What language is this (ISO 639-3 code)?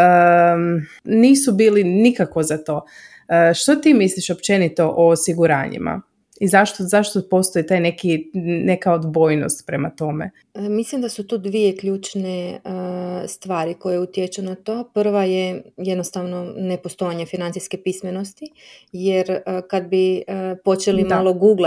hrv